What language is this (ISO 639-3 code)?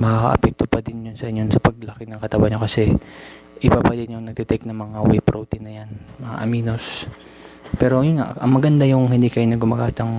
fil